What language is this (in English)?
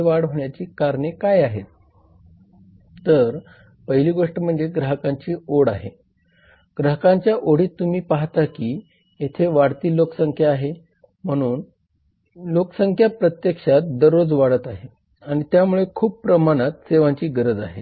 Marathi